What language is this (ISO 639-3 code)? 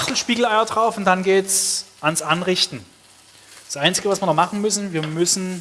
deu